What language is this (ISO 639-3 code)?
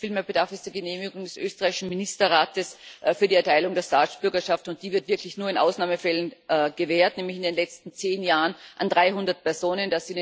deu